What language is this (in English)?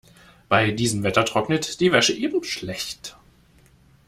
German